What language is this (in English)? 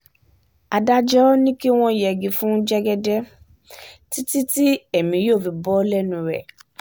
Yoruba